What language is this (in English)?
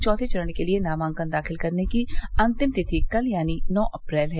Hindi